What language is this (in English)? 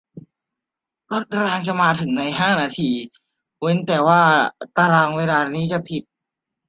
Thai